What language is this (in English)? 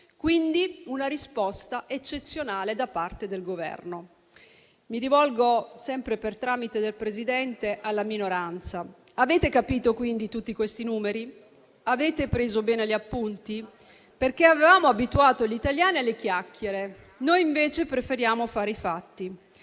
Italian